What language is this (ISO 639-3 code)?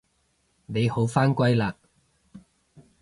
yue